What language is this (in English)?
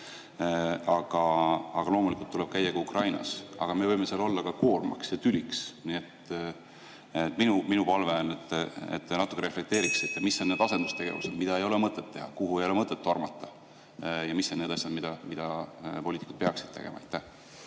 Estonian